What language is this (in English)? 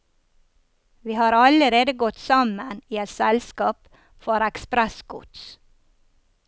Norwegian